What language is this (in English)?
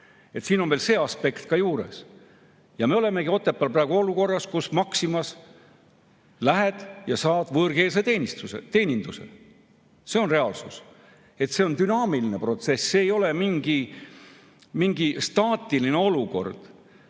Estonian